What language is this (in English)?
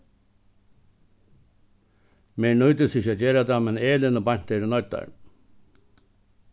Faroese